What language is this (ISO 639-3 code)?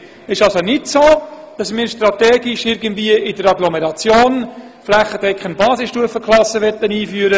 gsw